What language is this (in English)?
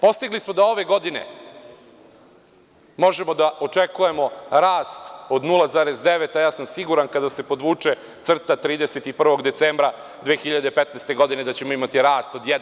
Serbian